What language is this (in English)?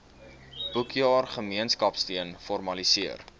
Afrikaans